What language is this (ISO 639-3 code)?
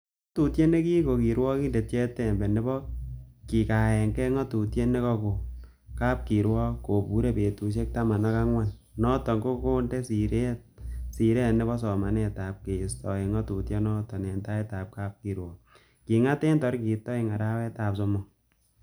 kln